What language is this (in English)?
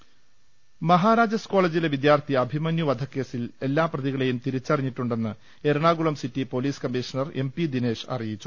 Malayalam